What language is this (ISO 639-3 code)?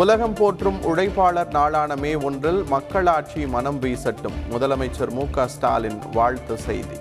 tam